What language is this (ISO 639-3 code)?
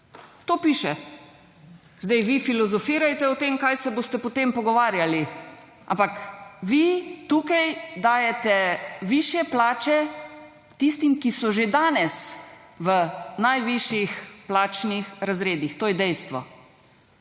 slv